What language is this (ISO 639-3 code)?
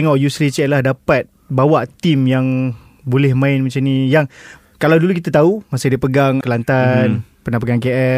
msa